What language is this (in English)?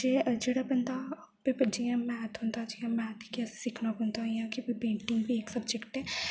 Dogri